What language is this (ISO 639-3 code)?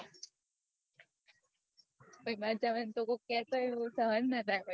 guj